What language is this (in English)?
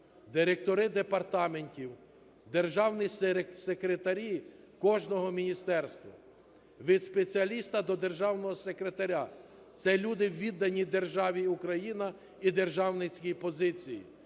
Ukrainian